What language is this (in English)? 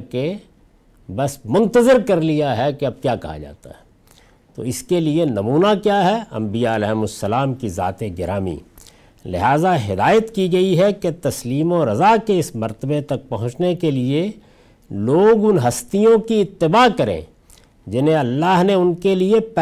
Urdu